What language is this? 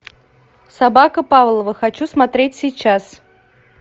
Russian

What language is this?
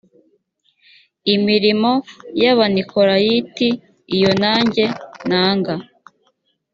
Kinyarwanda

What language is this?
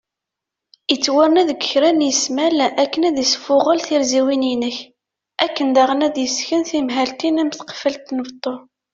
Kabyle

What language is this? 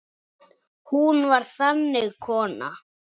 Icelandic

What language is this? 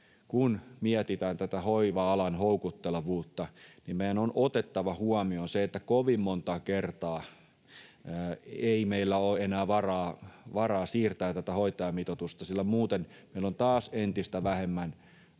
Finnish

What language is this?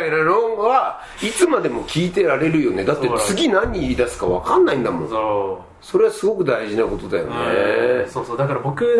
Japanese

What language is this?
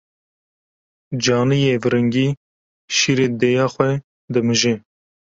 Kurdish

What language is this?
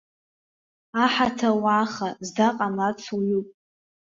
Abkhazian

